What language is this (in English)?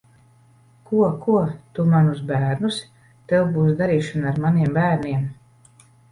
Latvian